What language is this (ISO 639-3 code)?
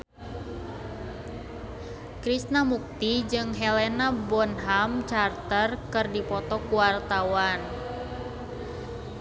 sun